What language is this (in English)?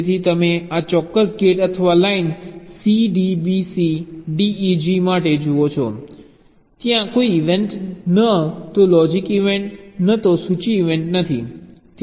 Gujarati